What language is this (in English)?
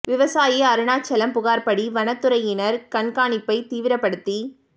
Tamil